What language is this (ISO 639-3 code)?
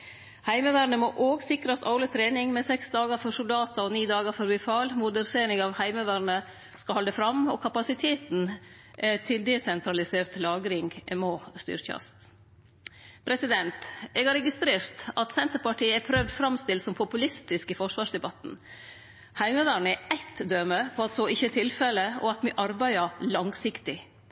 nno